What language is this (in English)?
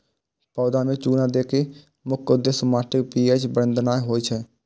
Maithili